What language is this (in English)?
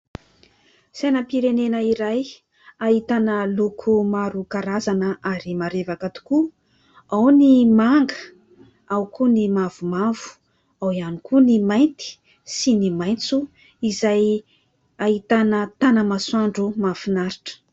Malagasy